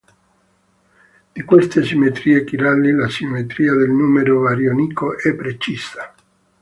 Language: Italian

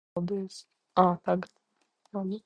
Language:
Latvian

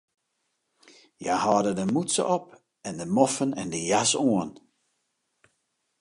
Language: Western Frisian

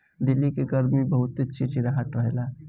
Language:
Bhojpuri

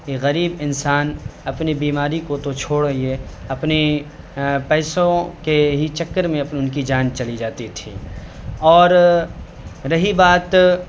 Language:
Urdu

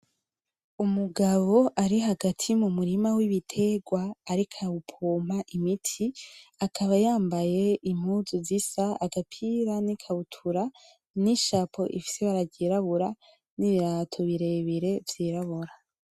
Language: Rundi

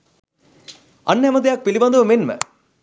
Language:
Sinhala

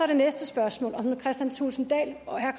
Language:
Danish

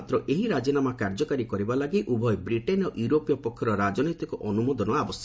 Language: Odia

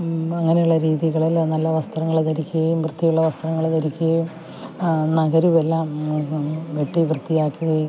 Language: Malayalam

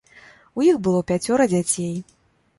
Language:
Belarusian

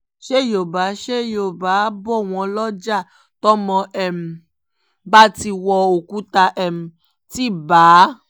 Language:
Yoruba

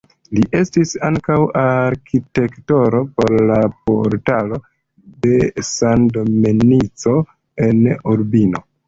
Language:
Esperanto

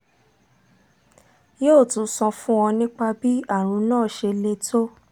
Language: Yoruba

